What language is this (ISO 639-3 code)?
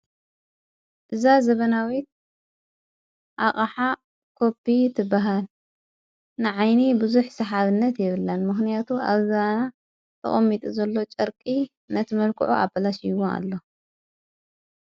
tir